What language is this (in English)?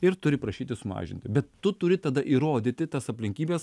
Lithuanian